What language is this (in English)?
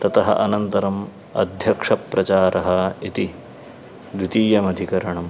Sanskrit